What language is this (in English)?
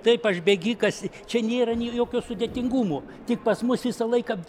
Lithuanian